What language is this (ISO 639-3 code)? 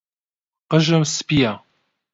ckb